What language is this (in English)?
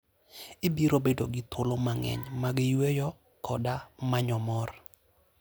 Luo (Kenya and Tanzania)